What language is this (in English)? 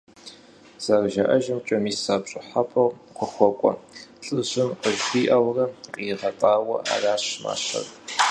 Kabardian